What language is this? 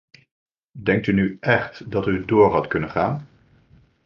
Dutch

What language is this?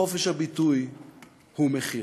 Hebrew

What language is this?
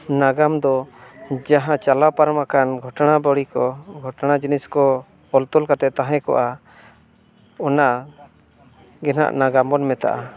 Santali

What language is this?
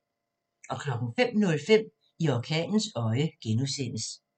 Danish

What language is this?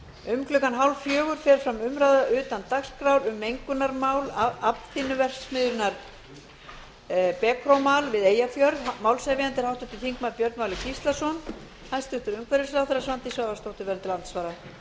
Icelandic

